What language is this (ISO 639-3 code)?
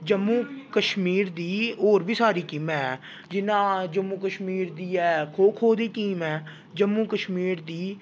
doi